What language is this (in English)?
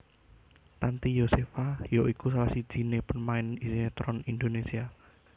Javanese